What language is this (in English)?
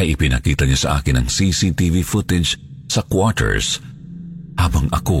Filipino